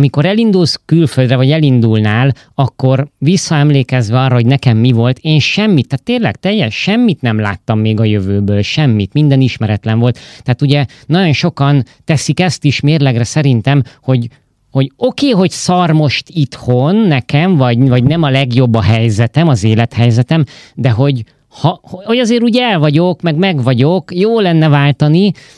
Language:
Hungarian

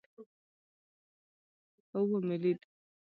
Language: Pashto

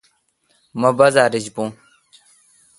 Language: Kalkoti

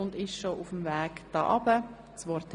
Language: Swiss German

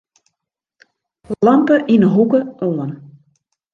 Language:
Western Frisian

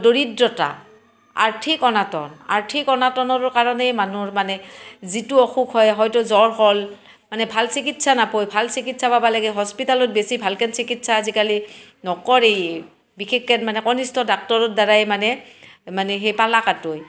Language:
Assamese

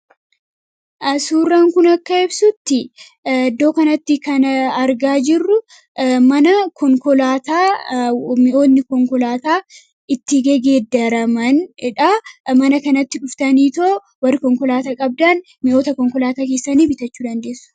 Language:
Oromo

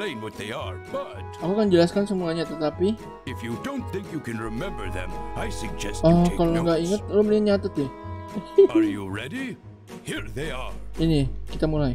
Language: Indonesian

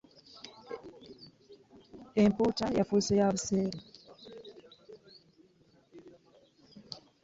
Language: Ganda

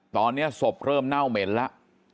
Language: Thai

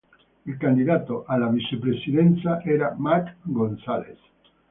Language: Italian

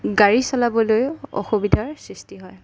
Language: Assamese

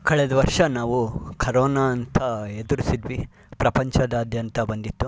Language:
Kannada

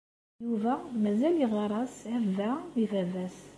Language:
Kabyle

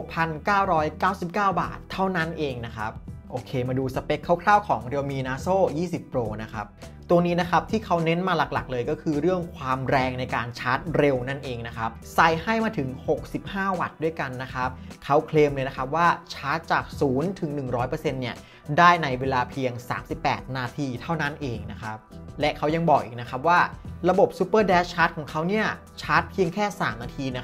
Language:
Thai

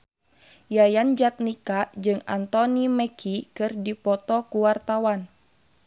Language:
Sundanese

